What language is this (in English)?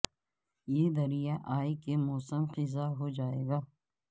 Urdu